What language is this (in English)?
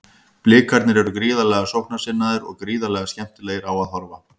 Icelandic